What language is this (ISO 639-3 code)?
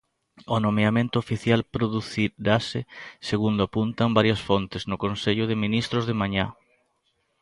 glg